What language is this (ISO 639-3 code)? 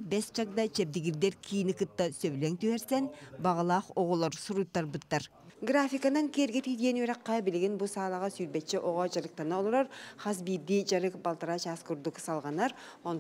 tur